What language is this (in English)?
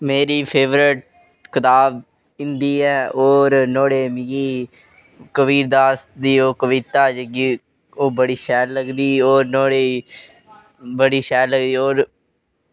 Dogri